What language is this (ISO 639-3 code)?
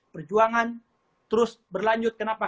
ind